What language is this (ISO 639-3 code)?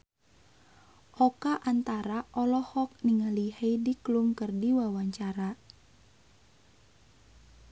sun